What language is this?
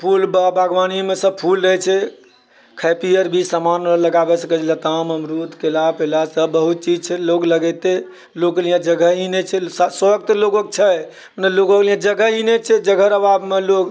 Maithili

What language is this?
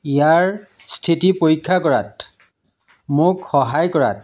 Assamese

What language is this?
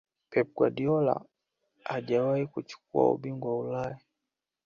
Swahili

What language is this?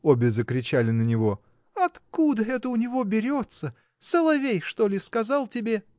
Russian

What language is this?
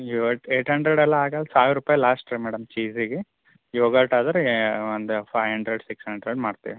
Kannada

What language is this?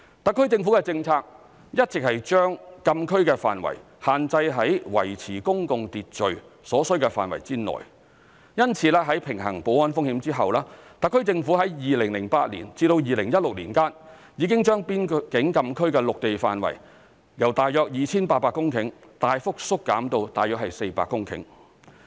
Cantonese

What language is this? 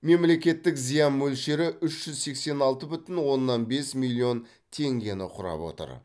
Kazakh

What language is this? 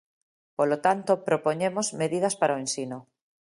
Galician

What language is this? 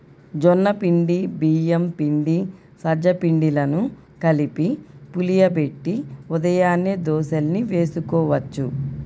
Telugu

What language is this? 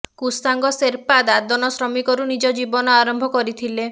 Odia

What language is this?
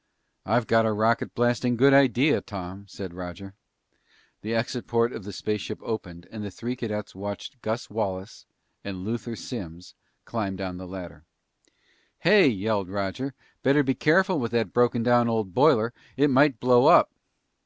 English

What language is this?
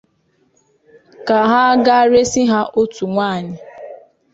Igbo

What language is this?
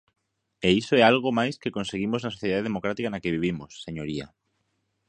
Galician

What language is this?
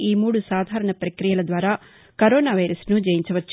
Telugu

